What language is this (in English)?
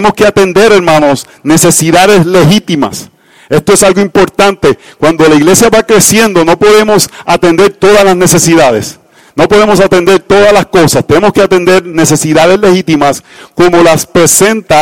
Spanish